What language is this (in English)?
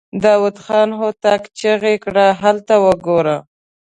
Pashto